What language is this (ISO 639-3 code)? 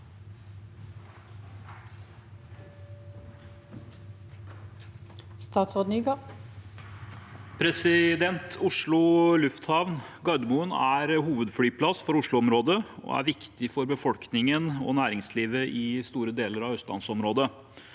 nor